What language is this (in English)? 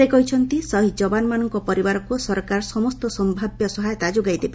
Odia